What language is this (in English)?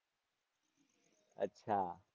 Gujarati